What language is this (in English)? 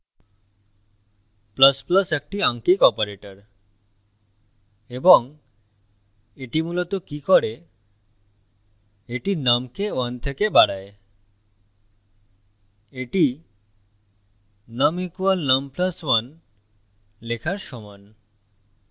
Bangla